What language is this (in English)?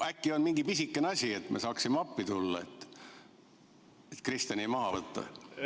Estonian